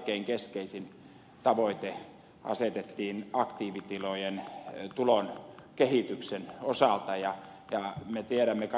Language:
Finnish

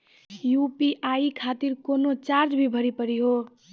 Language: Maithili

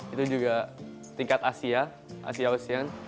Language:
Indonesian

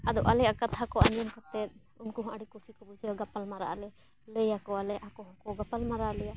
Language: Santali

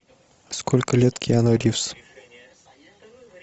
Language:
Russian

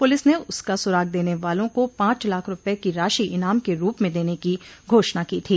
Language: Hindi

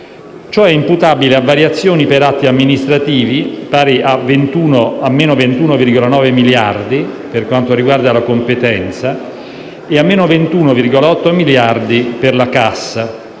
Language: Italian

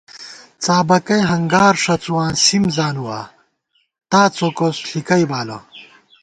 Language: Gawar-Bati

